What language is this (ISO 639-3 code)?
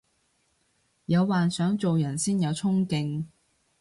yue